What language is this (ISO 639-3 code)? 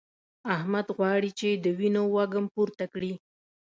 pus